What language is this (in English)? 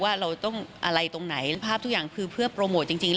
Thai